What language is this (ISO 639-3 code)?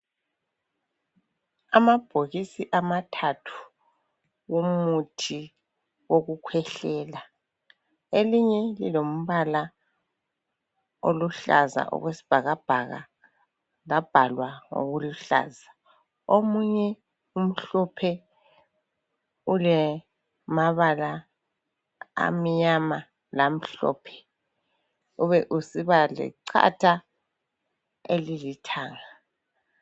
nde